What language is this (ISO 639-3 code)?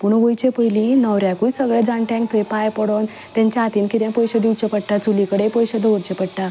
kok